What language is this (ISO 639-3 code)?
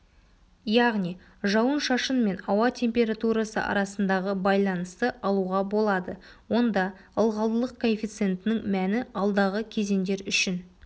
kaz